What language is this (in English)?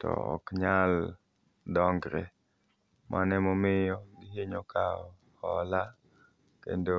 Luo (Kenya and Tanzania)